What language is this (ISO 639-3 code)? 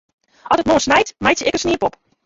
fry